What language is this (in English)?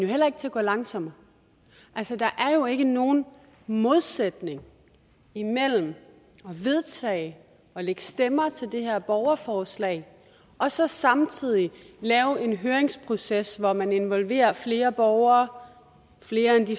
Danish